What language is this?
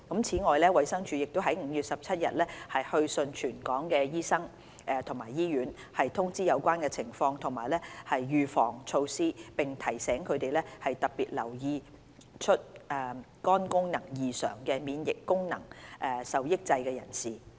Cantonese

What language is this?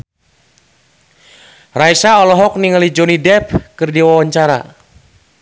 Sundanese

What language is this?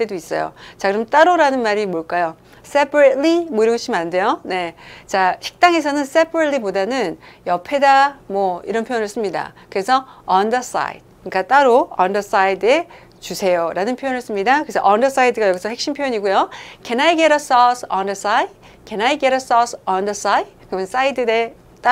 Korean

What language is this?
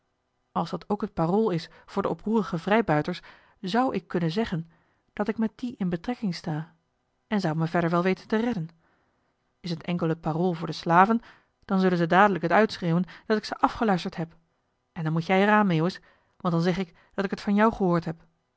Dutch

